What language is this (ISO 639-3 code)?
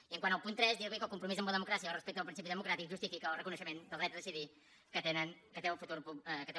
cat